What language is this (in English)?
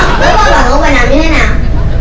Vietnamese